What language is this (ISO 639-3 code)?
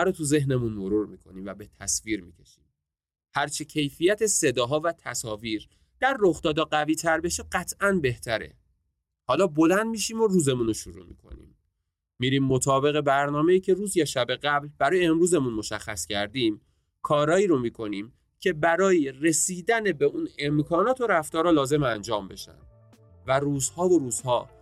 fas